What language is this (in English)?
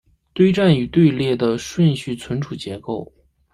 Chinese